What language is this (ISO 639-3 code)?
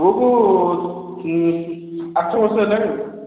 ori